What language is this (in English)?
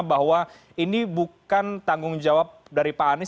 Indonesian